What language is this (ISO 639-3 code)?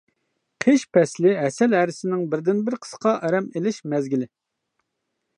uig